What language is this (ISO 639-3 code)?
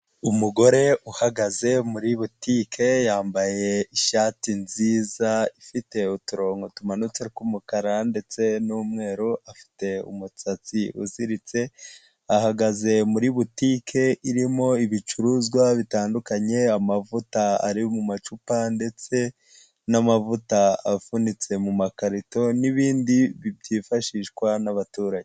kin